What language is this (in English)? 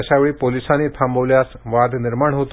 Marathi